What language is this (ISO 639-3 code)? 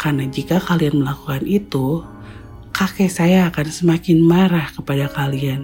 ind